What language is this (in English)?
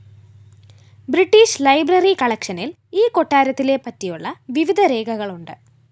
Malayalam